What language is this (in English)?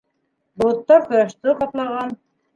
Bashkir